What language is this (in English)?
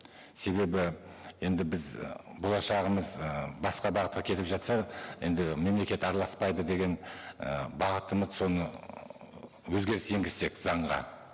Kazakh